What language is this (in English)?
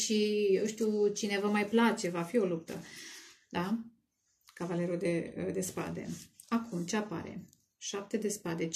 Romanian